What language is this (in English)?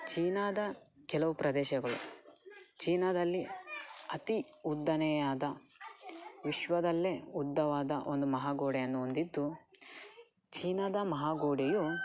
Kannada